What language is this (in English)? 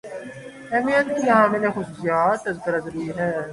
Urdu